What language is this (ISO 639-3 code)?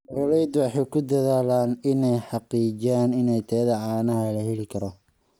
som